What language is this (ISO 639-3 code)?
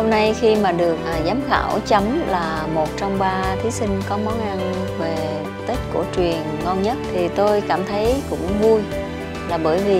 vie